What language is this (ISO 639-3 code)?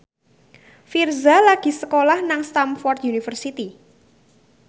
jav